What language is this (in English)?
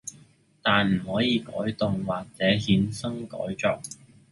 Cantonese